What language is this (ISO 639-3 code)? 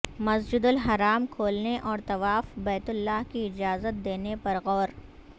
urd